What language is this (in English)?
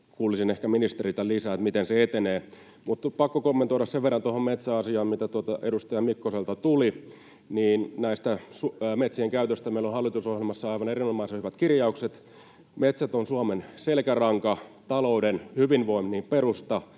Finnish